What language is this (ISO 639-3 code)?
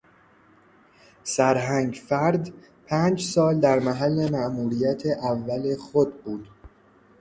fas